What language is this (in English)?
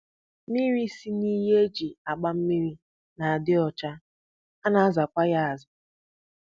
Igbo